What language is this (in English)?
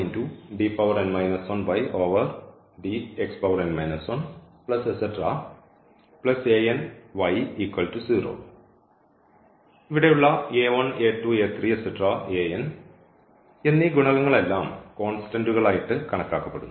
Malayalam